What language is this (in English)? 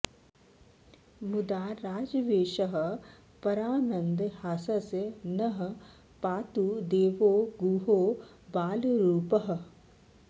Sanskrit